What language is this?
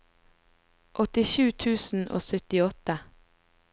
Norwegian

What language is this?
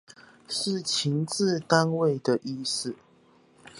Chinese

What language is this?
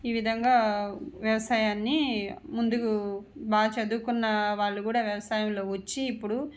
Telugu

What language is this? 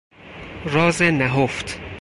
Persian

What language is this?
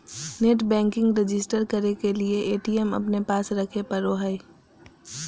Magahi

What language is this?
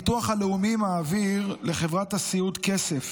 Hebrew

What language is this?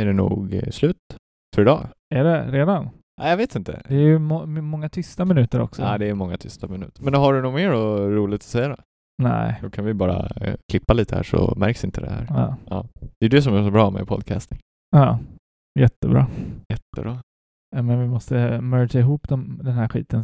Swedish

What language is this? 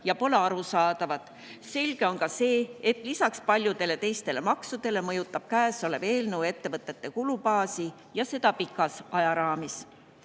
Estonian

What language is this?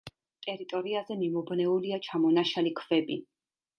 Georgian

